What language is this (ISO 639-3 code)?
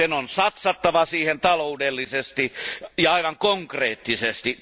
fin